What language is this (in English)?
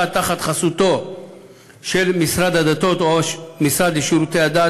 Hebrew